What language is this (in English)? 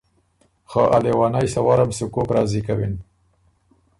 Ormuri